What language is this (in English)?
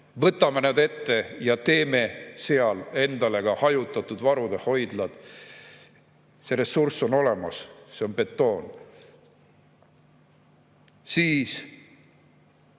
Estonian